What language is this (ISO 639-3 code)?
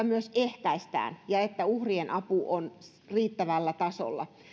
fin